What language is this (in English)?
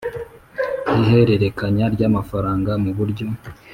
Kinyarwanda